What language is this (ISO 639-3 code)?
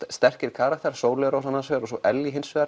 isl